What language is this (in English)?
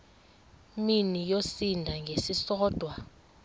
Xhosa